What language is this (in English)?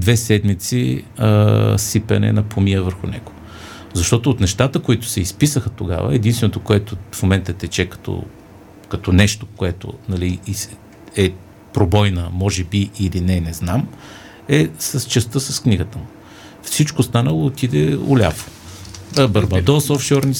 Bulgarian